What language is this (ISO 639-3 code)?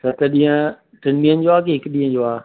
snd